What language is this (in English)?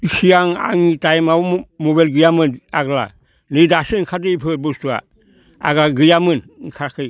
Bodo